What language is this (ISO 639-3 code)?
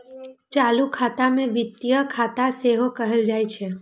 mai